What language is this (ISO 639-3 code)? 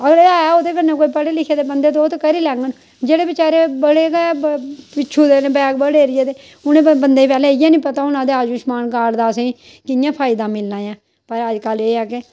doi